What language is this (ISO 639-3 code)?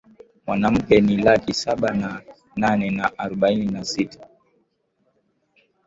swa